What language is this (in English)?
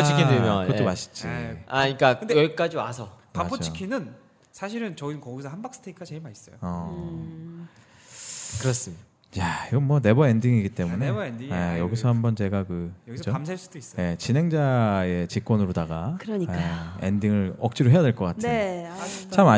Korean